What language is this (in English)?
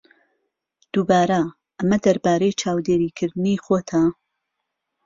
Central Kurdish